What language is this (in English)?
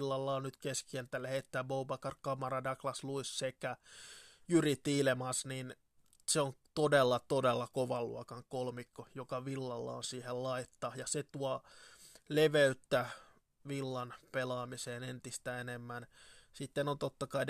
Finnish